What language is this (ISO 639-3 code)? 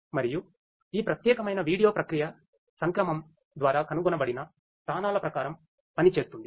tel